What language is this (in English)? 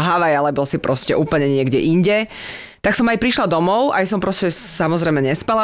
Slovak